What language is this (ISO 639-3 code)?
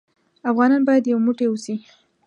pus